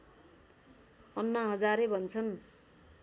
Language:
Nepali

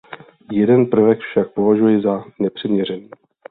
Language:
Czech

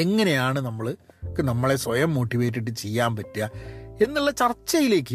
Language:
Malayalam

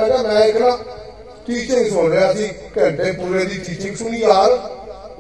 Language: Hindi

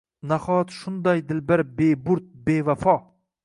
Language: Uzbek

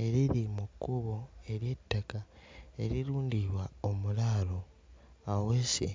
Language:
Ganda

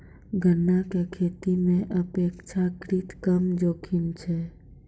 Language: Maithili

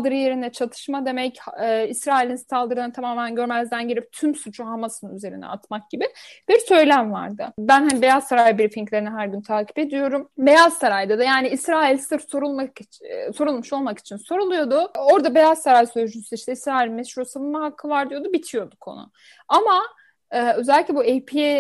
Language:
Turkish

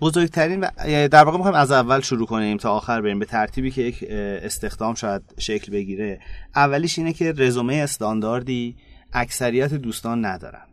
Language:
Persian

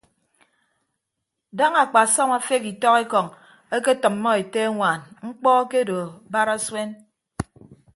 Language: Ibibio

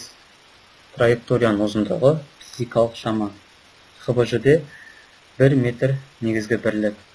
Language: Turkish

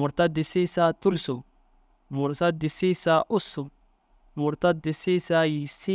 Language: Dazaga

